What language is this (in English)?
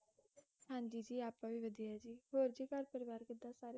Punjabi